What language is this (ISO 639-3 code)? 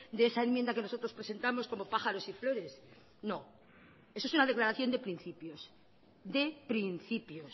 spa